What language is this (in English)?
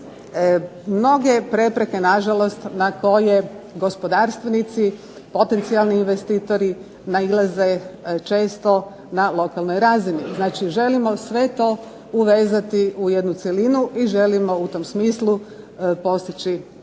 Croatian